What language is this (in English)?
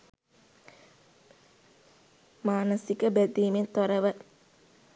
Sinhala